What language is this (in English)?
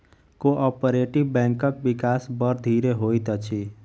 Maithili